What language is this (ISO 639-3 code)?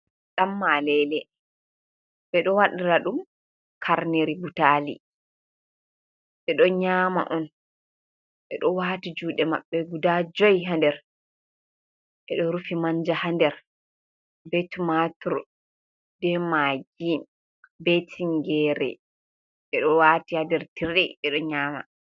ful